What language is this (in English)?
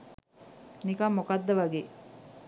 Sinhala